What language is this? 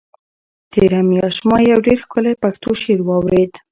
Pashto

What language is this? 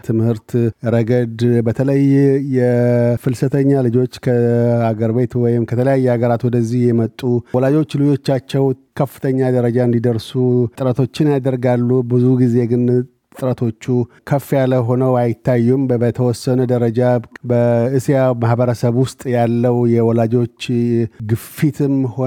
Amharic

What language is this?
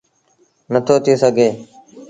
Sindhi Bhil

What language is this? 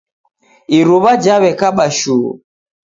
Taita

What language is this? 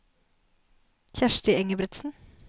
Norwegian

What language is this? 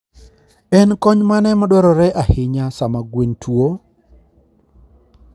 Luo (Kenya and Tanzania)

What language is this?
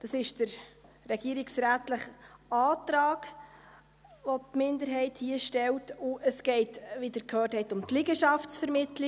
Swiss German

